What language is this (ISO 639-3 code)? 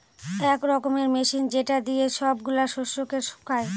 ben